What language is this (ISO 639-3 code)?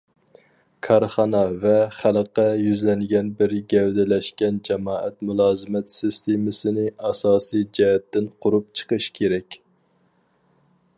uig